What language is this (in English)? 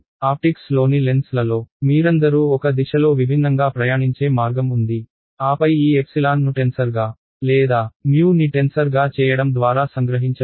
Telugu